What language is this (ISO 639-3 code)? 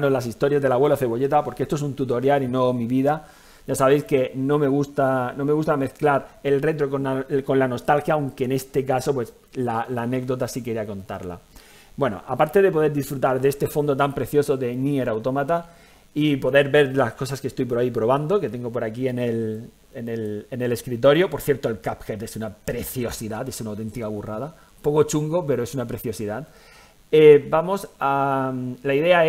spa